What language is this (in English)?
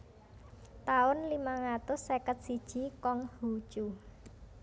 Javanese